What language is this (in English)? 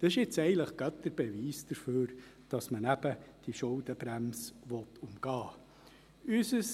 Swiss German